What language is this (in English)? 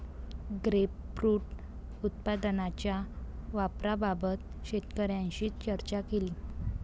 Marathi